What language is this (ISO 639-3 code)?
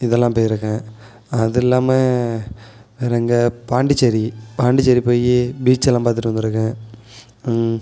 tam